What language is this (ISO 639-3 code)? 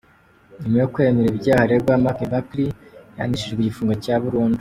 kin